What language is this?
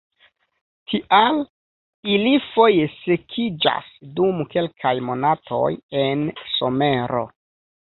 Esperanto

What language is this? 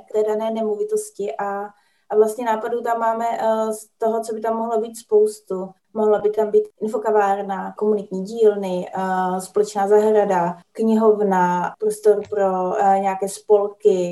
Czech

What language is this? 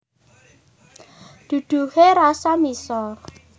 Javanese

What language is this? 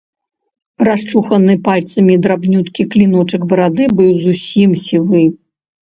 Belarusian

